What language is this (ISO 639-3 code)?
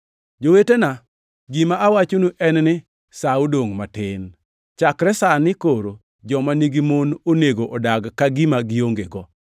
luo